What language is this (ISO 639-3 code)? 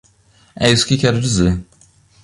por